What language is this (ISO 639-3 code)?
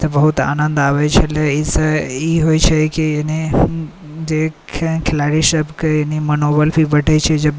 mai